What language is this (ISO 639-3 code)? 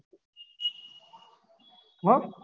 guj